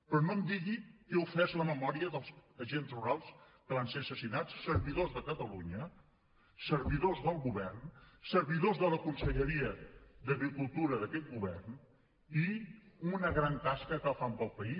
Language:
Catalan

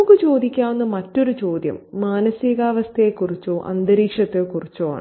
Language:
Malayalam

